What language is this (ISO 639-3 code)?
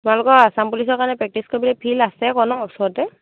asm